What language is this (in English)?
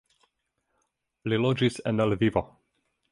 Esperanto